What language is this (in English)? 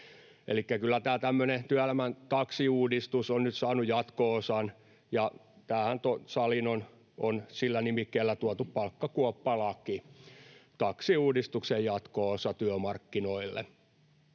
Finnish